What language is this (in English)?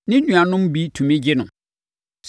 Akan